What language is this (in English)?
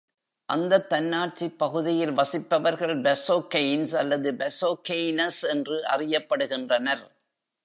Tamil